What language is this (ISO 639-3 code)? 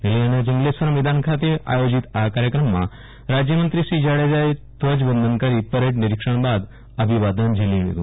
guj